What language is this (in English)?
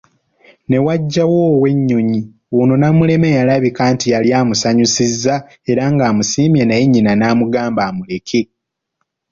Ganda